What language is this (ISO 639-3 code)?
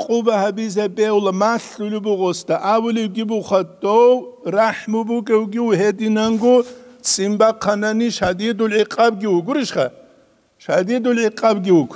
ara